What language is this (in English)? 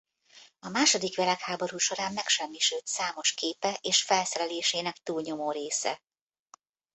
Hungarian